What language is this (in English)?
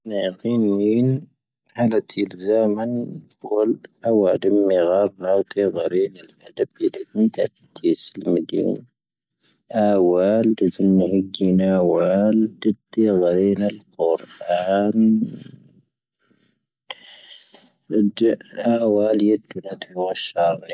Tahaggart Tamahaq